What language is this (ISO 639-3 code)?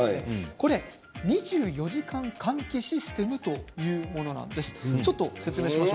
jpn